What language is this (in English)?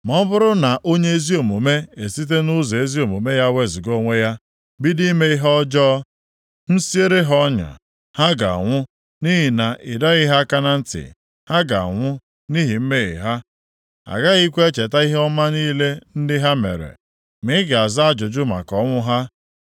Igbo